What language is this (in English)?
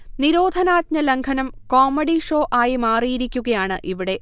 Malayalam